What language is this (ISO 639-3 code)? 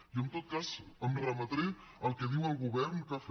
cat